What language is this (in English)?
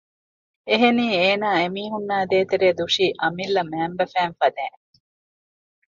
Divehi